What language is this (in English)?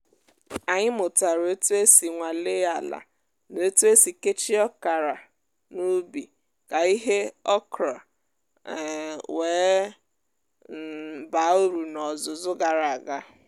Igbo